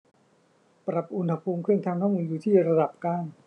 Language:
Thai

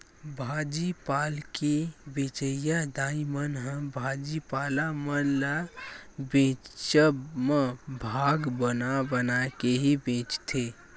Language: Chhattisgarhi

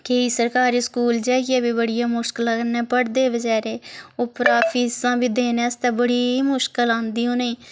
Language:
Dogri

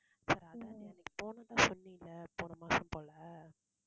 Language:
Tamil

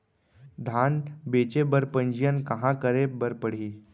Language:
Chhattisgarhi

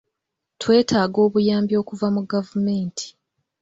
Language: Ganda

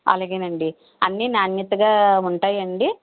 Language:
Telugu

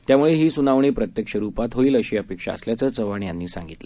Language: Marathi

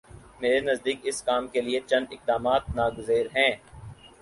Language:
Urdu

